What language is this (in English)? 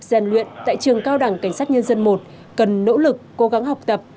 Vietnamese